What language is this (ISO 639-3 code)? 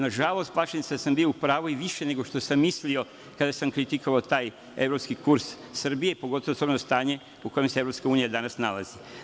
srp